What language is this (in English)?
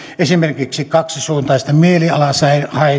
Finnish